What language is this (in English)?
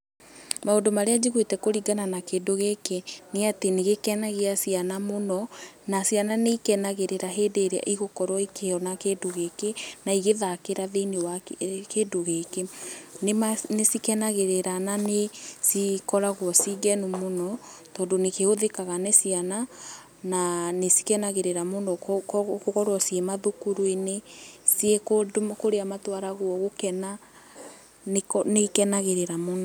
Kikuyu